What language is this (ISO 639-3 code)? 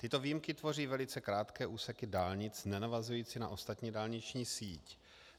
ces